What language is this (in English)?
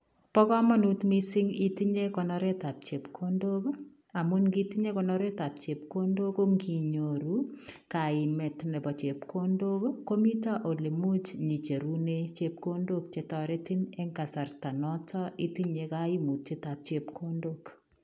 Kalenjin